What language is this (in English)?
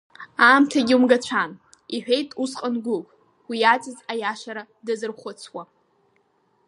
Abkhazian